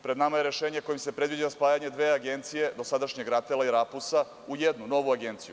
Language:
Serbian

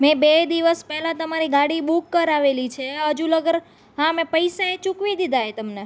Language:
Gujarati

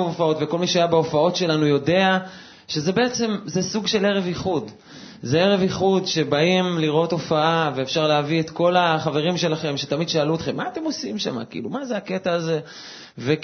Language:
Hebrew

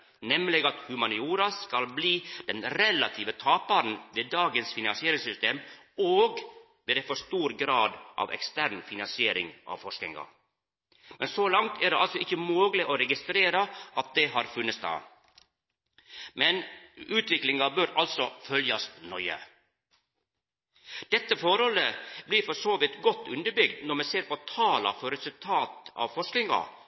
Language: Norwegian Nynorsk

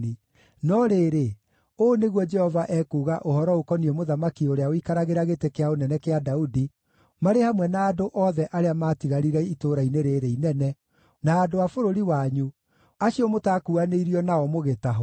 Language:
Kikuyu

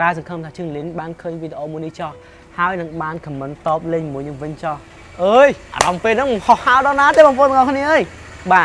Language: Vietnamese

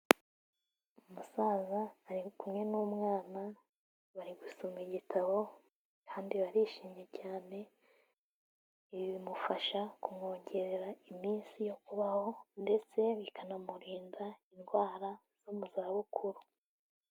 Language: Kinyarwanda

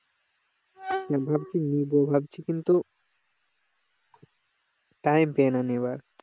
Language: Bangla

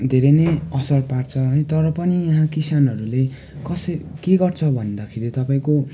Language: Nepali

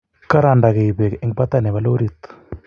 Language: Kalenjin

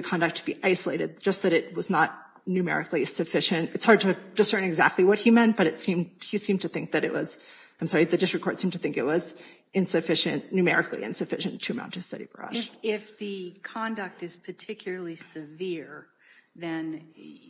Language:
English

